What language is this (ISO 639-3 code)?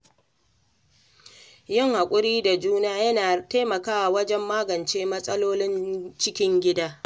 hau